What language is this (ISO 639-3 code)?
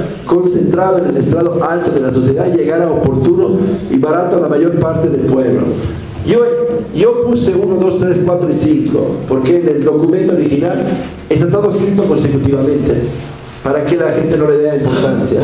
spa